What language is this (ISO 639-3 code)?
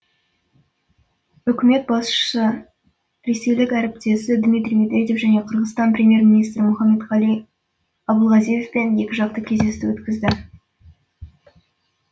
kaz